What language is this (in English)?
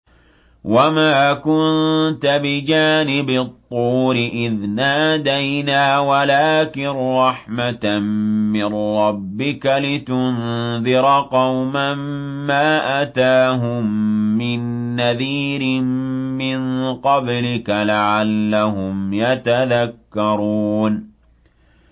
Arabic